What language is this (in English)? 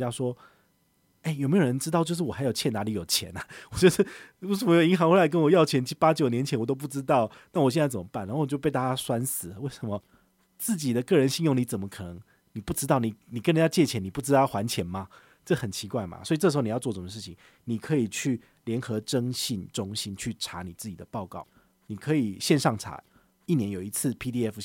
Chinese